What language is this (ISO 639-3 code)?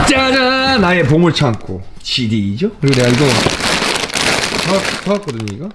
kor